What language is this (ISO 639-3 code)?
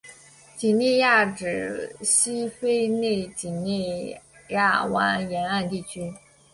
zho